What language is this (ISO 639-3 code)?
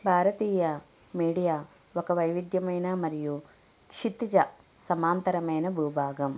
tel